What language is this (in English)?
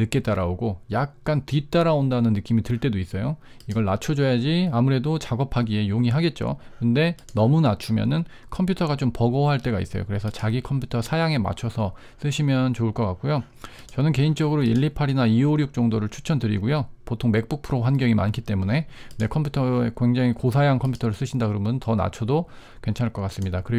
Korean